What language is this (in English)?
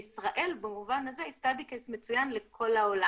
Hebrew